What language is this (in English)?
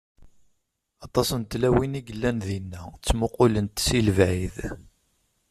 Kabyle